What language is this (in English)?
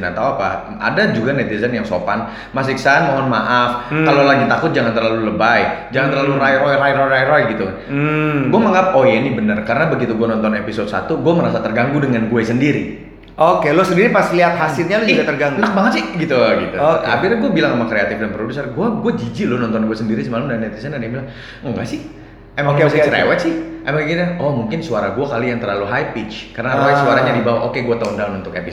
Indonesian